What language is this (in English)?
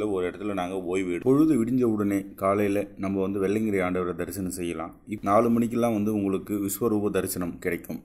Tamil